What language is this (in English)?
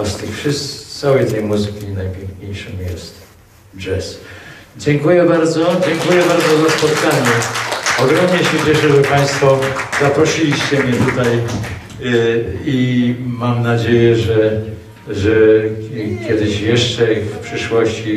Polish